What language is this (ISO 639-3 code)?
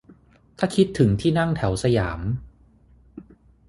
tha